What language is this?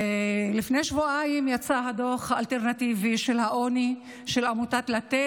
Hebrew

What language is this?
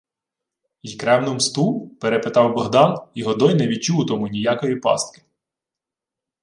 Ukrainian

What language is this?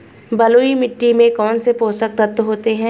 Hindi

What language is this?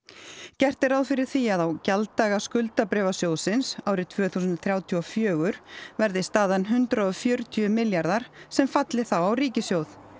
Icelandic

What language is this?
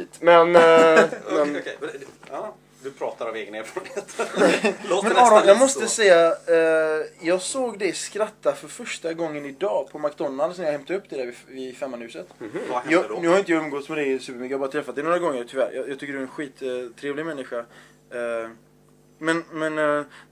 Swedish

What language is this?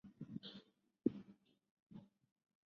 Chinese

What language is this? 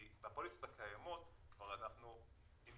Hebrew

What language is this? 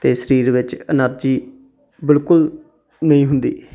Punjabi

